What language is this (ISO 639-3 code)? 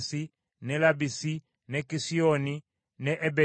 lug